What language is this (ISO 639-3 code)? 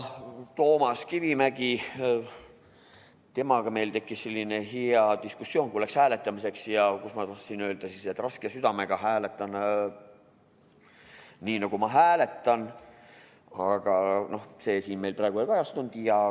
est